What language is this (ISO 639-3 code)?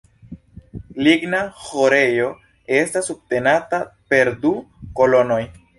epo